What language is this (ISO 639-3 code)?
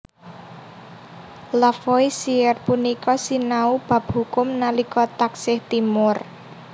jav